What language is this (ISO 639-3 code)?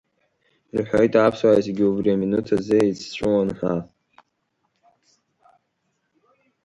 abk